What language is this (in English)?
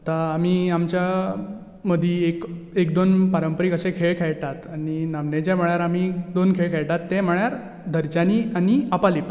Konkani